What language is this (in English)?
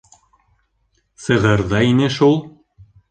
Bashkir